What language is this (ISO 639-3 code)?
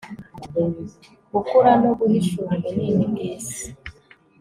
kin